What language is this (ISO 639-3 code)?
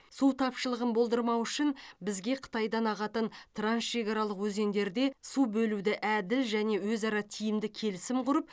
kaz